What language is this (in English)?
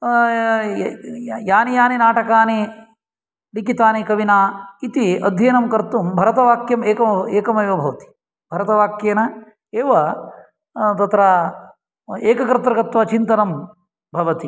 Sanskrit